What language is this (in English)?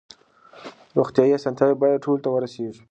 Pashto